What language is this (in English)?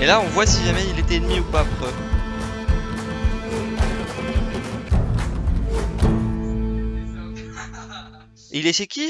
French